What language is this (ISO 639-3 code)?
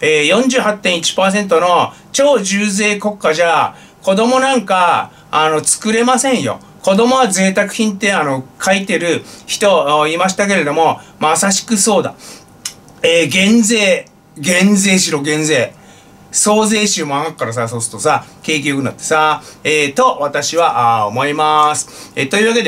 jpn